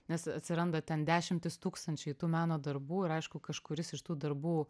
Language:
Lithuanian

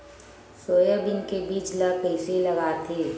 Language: Chhattisgarhi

